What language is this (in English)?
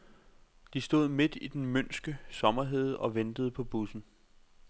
Danish